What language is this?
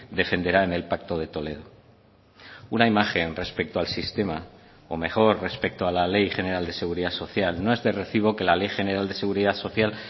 Spanish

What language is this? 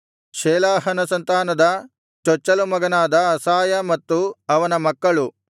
Kannada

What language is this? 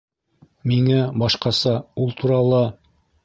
Bashkir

